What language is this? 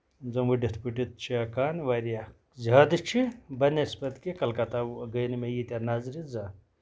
Kashmiri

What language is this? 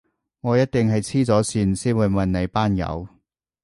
Cantonese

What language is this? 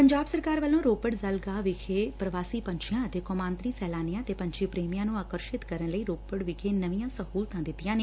Punjabi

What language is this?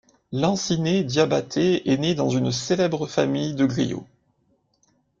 French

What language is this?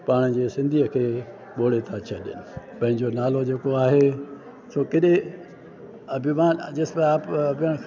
Sindhi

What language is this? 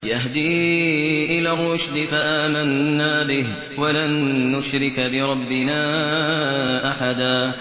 Arabic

